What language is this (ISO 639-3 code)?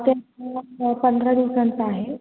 mar